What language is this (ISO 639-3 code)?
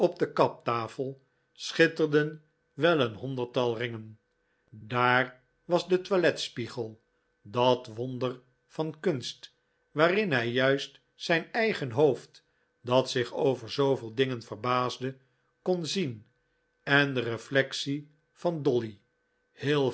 nld